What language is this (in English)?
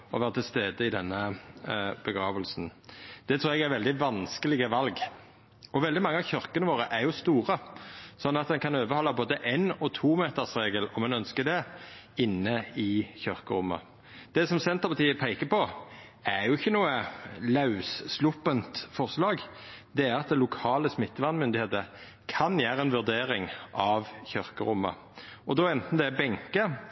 Norwegian Nynorsk